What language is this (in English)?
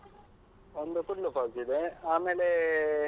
Kannada